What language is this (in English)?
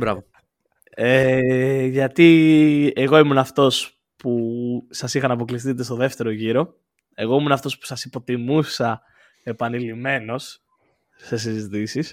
Greek